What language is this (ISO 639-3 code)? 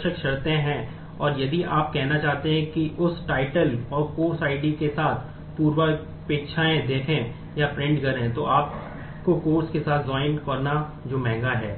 hin